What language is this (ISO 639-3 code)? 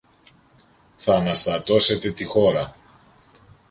ell